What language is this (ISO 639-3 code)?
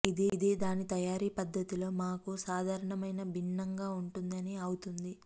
tel